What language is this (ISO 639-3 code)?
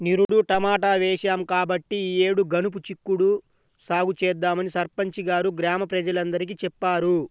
tel